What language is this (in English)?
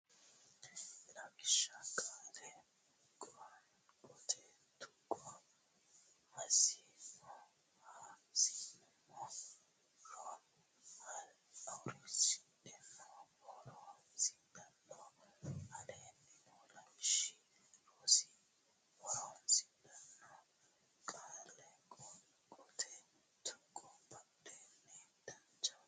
Sidamo